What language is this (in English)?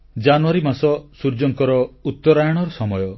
Odia